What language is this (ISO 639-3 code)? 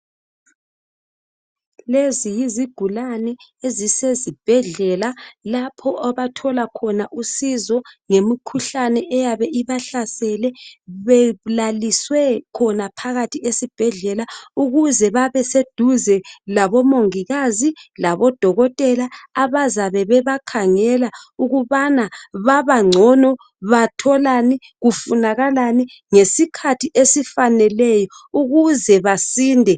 nde